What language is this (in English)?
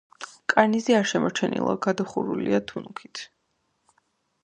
Georgian